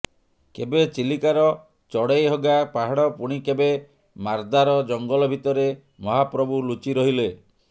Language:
Odia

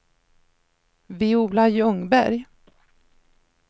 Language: Swedish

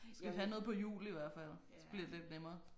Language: Danish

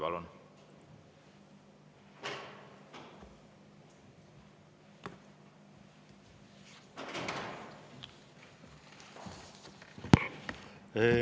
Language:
Estonian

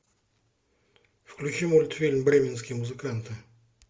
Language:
Russian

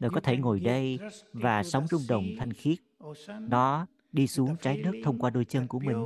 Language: Vietnamese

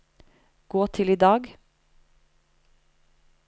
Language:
Norwegian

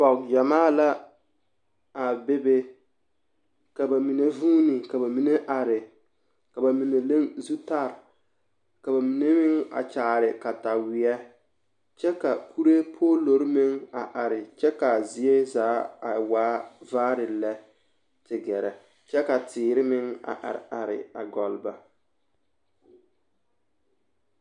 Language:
Southern Dagaare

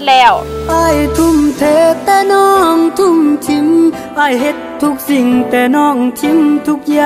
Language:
Vietnamese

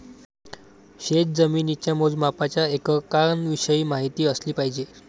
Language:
Marathi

